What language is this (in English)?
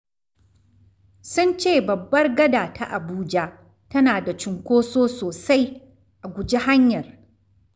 Hausa